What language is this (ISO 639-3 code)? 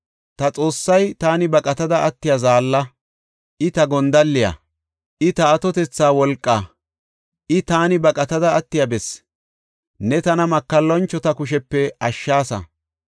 gof